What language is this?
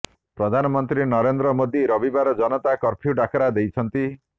Odia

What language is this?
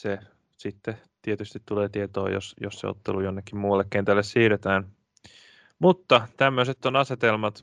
Finnish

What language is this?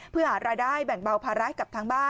Thai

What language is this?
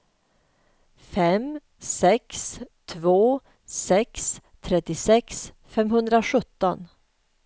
Swedish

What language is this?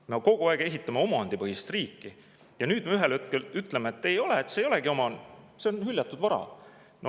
Estonian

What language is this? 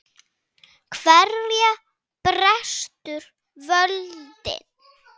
Icelandic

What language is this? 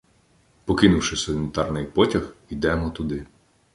Ukrainian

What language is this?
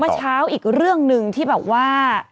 Thai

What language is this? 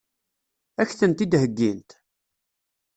Kabyle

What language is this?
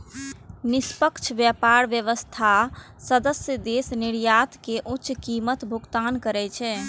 Maithili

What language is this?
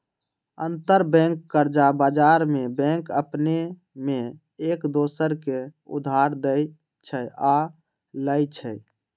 Magahi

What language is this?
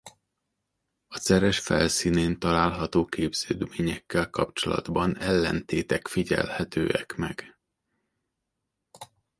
Hungarian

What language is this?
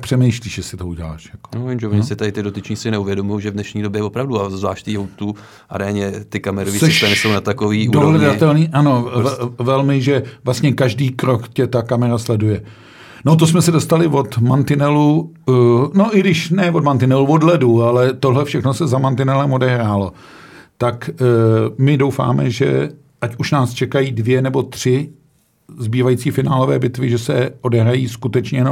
Czech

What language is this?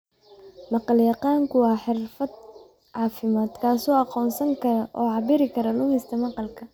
Somali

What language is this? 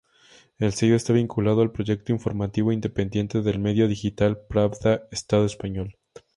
Spanish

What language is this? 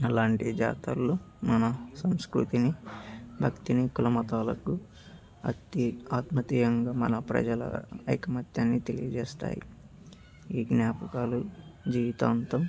Telugu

